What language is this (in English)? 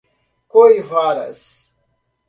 Portuguese